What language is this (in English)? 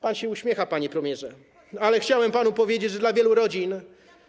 Polish